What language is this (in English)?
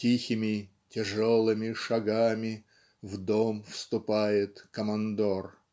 Russian